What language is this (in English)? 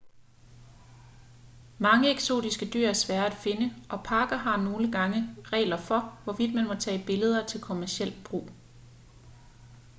Danish